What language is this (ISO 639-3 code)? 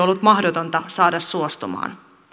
fin